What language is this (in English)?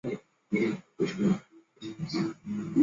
Chinese